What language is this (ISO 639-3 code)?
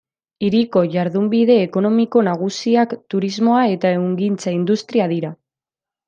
eus